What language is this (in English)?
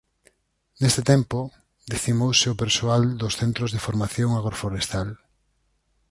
Galician